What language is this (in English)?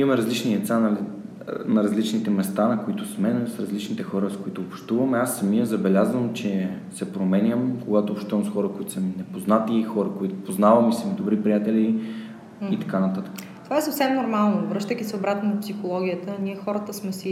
Bulgarian